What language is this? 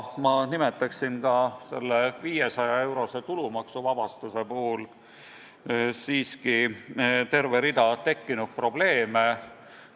Estonian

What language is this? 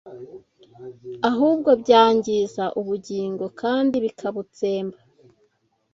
Kinyarwanda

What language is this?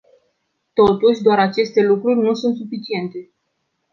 Romanian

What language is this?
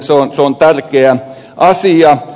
Finnish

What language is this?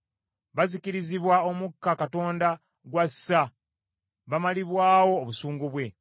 Ganda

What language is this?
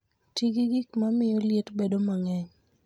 Luo (Kenya and Tanzania)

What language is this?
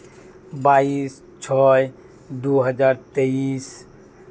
Santali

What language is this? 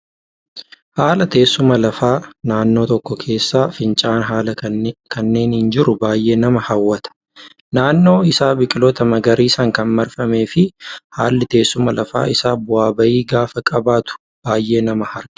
Oromo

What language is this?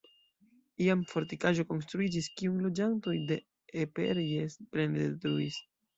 Esperanto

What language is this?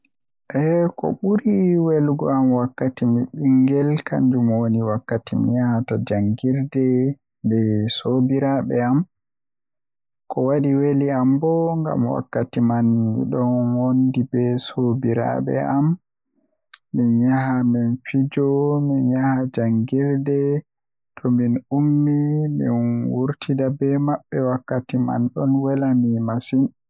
Western Niger Fulfulde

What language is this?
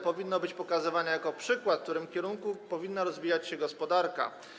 Polish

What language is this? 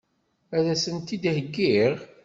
Kabyle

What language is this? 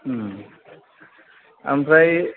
Bodo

